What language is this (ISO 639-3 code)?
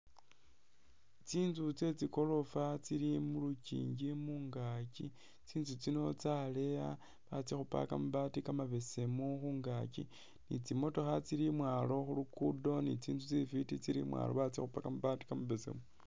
myx